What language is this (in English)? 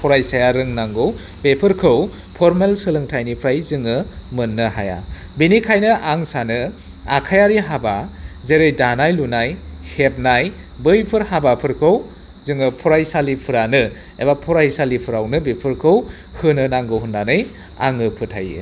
Bodo